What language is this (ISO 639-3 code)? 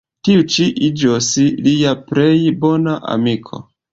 epo